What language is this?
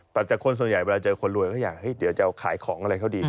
Thai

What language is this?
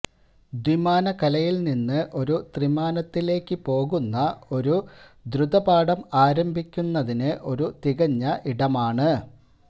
Malayalam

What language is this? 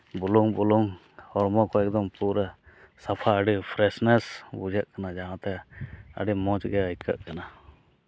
Santali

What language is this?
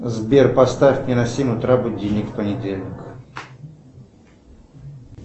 Russian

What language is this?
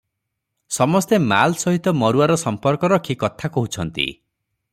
Odia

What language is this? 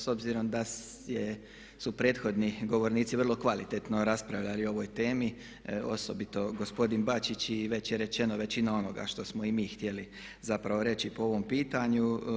Croatian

